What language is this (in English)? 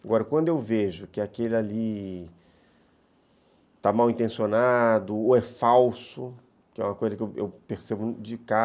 Portuguese